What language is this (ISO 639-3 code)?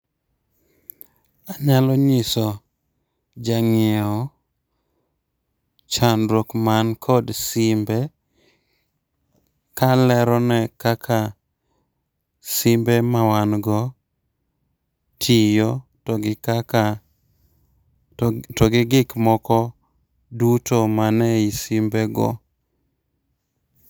luo